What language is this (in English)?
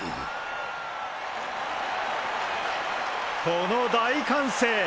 Japanese